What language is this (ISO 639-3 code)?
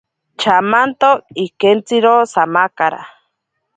prq